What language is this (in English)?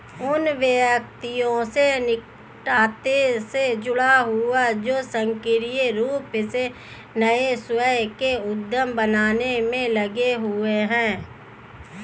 Hindi